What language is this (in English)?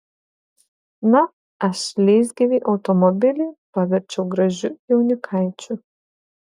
Lithuanian